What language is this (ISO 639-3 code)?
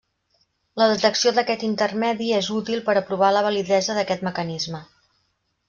cat